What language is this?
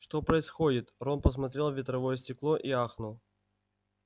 Russian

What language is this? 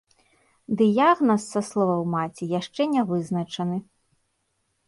Belarusian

